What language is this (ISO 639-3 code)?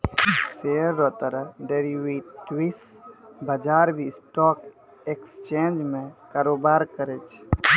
mai